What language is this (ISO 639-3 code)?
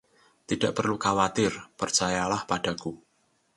ind